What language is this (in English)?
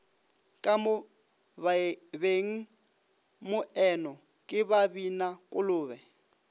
Northern Sotho